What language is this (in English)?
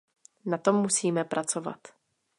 Czech